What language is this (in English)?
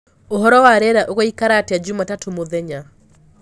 Kikuyu